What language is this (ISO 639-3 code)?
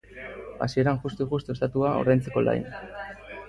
eus